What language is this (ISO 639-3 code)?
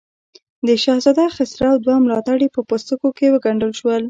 pus